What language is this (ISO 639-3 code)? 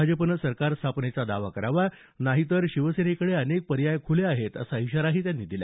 mar